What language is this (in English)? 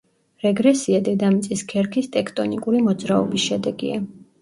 Georgian